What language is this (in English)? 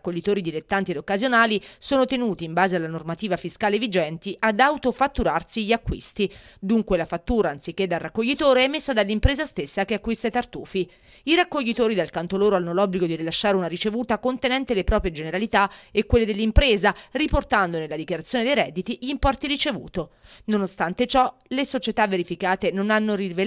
Italian